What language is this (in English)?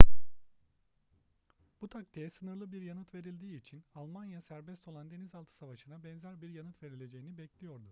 Turkish